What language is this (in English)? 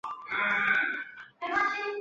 Chinese